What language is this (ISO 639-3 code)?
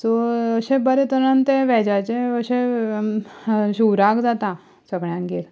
kok